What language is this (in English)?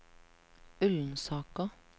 Norwegian